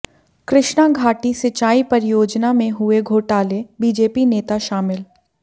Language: Hindi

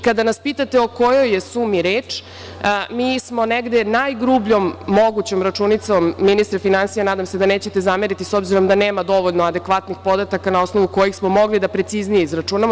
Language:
Serbian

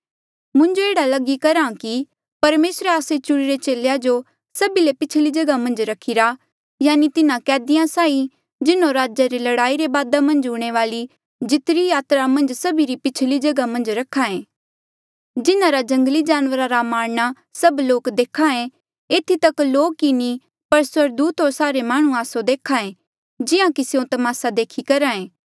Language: Mandeali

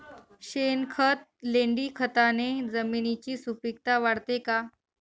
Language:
Marathi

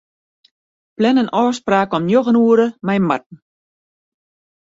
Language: Western Frisian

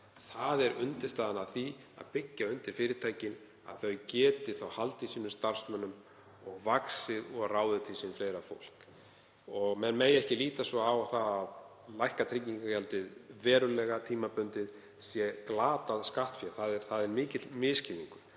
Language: Icelandic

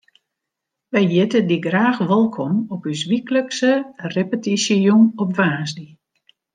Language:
Western Frisian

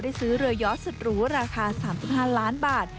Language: Thai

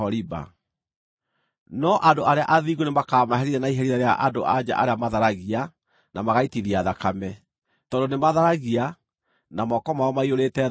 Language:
Kikuyu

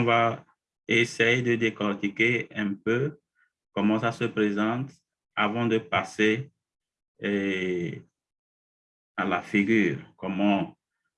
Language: French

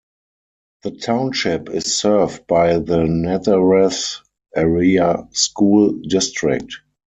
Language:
English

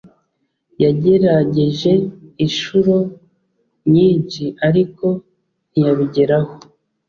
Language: Kinyarwanda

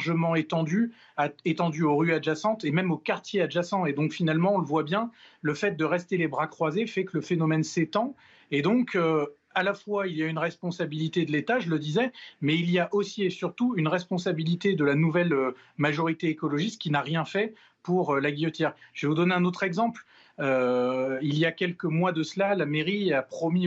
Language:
French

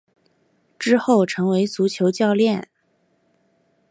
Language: Chinese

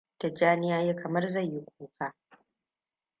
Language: Hausa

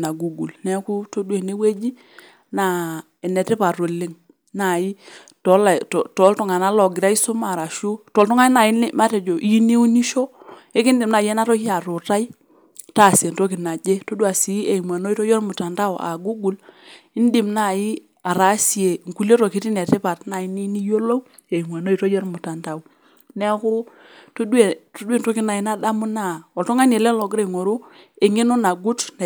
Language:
Masai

